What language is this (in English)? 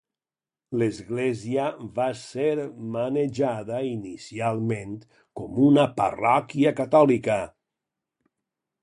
Catalan